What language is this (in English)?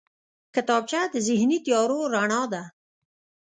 Pashto